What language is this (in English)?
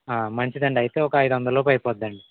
Telugu